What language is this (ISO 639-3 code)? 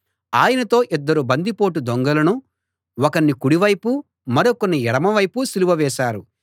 tel